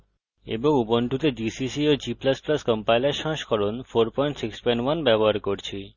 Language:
Bangla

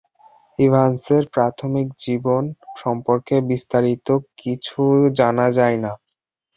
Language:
Bangla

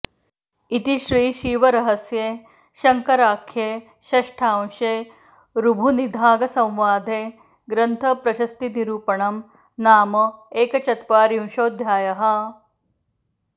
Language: Sanskrit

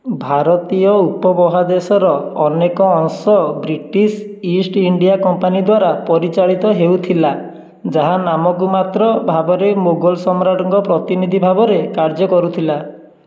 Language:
Odia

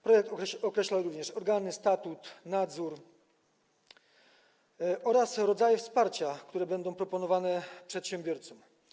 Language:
Polish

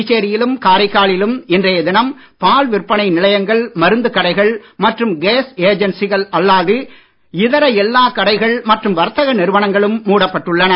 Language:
Tamil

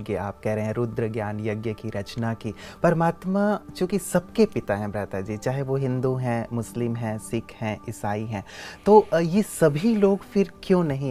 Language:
Hindi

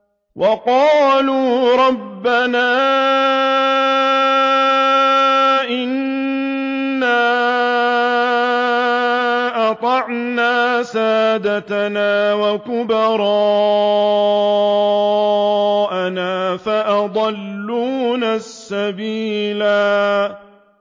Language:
Arabic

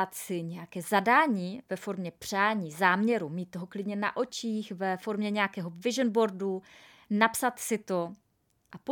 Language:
Czech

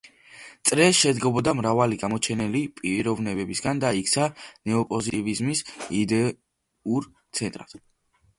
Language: Georgian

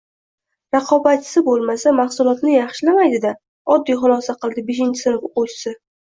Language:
Uzbek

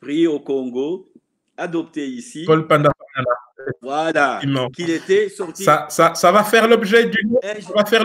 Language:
French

